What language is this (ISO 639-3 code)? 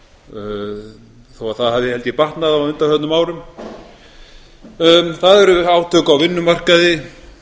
isl